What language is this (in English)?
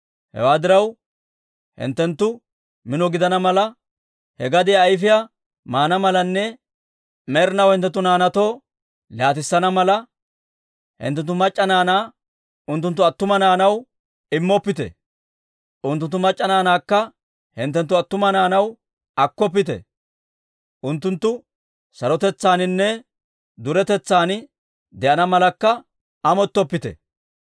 Dawro